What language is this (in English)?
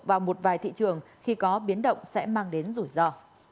Vietnamese